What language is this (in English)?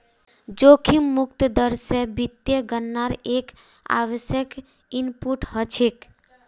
Magahi